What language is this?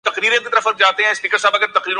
Urdu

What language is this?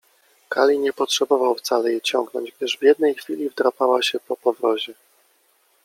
Polish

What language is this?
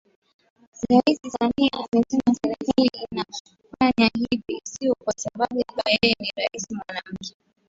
Swahili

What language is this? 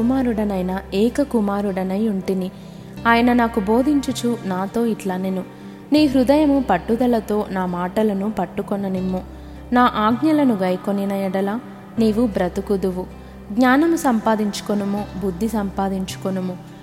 Telugu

